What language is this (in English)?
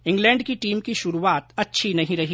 Hindi